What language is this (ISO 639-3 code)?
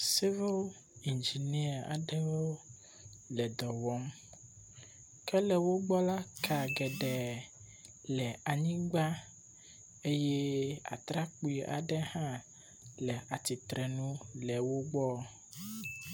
ewe